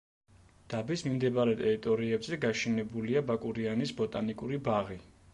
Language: Georgian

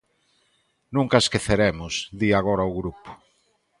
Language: Galician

